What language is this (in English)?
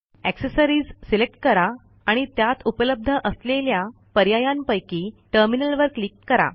Marathi